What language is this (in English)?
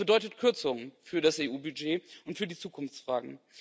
German